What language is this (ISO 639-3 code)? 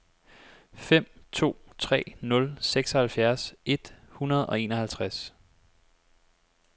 dan